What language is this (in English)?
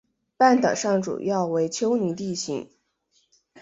Chinese